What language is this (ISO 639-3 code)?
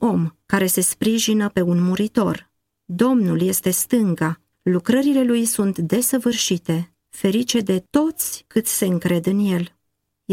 ron